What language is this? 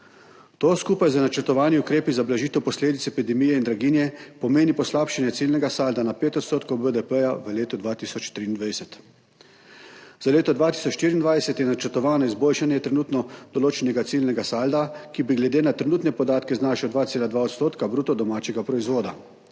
Slovenian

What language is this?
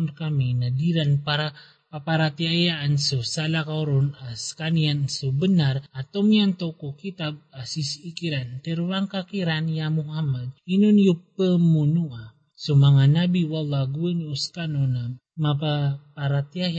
Filipino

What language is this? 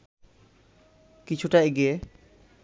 Bangla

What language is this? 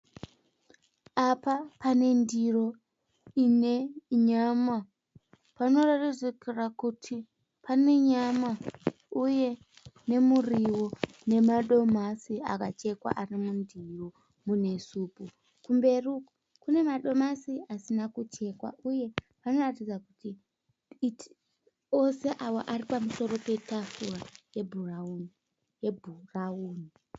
Shona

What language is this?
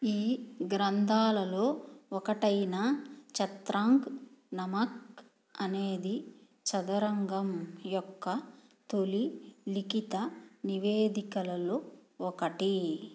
Telugu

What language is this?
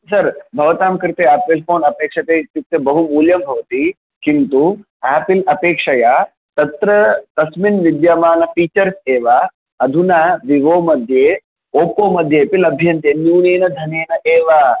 Sanskrit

